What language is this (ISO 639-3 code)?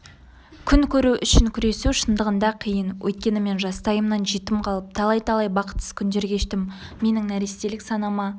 kaz